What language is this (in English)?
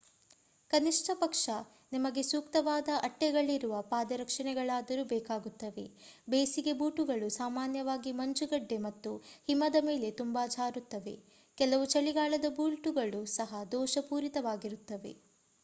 Kannada